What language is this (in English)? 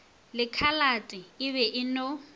Northern Sotho